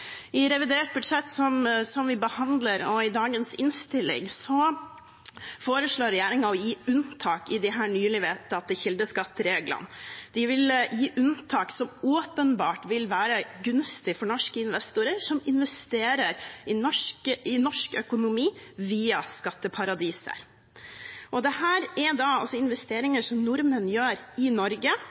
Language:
Norwegian Bokmål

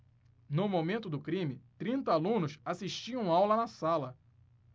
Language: Portuguese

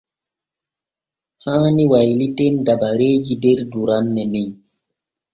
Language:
Borgu Fulfulde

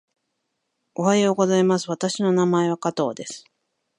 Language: Japanese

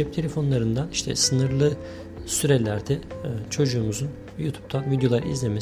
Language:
Turkish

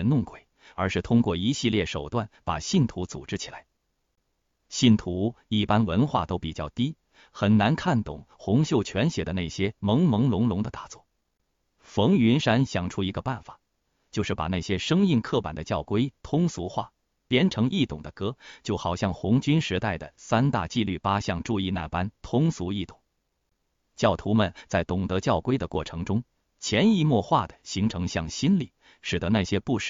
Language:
Chinese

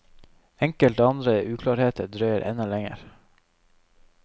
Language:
Norwegian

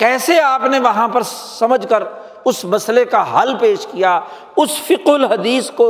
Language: Urdu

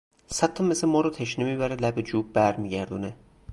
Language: Persian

